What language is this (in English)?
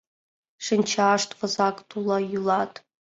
Mari